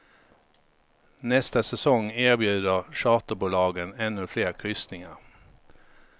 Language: Swedish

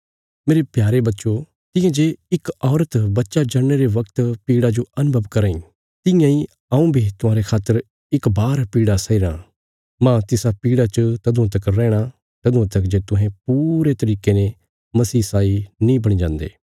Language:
Bilaspuri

